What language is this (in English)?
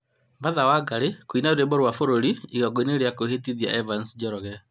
Kikuyu